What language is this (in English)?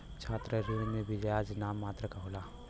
Bhojpuri